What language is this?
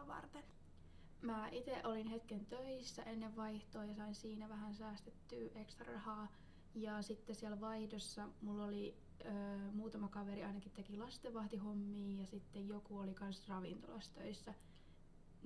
Finnish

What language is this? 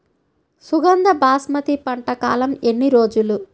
Telugu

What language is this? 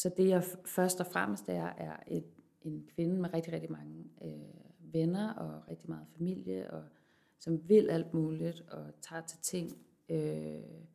Danish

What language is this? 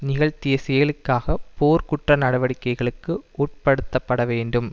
Tamil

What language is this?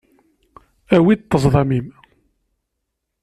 Kabyle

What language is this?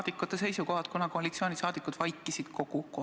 Estonian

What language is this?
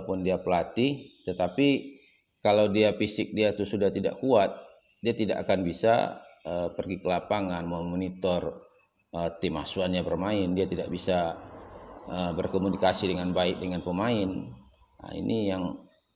Indonesian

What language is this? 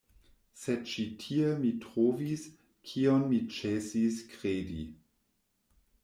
Esperanto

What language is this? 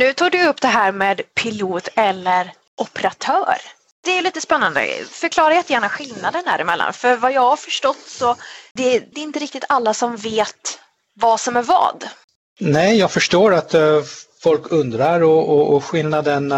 Swedish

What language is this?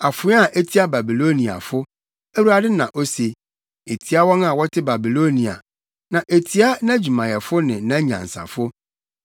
Akan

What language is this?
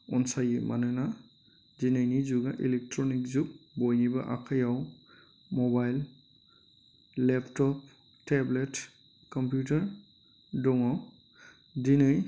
Bodo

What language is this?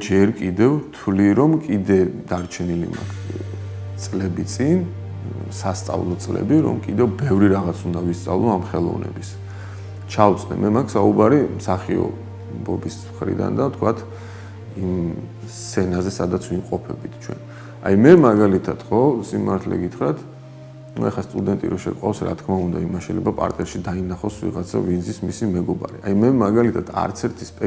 Romanian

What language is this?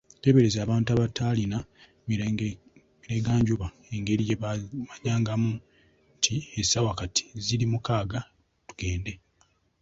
Ganda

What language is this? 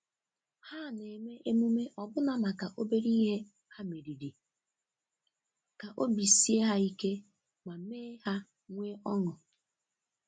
Igbo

